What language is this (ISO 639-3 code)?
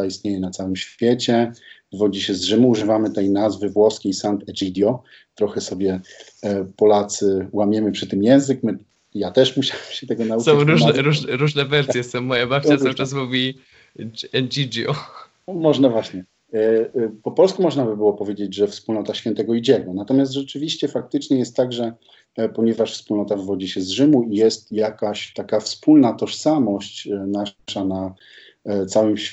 pol